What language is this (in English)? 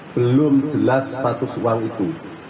Indonesian